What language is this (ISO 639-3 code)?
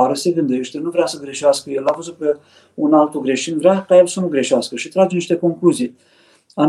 ron